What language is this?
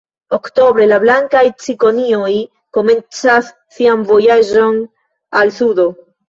Esperanto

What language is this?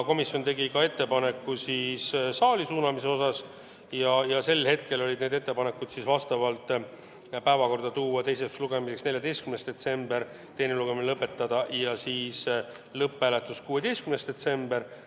Estonian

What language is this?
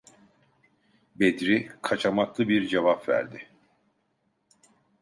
Turkish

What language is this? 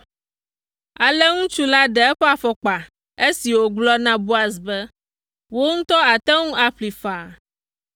Ewe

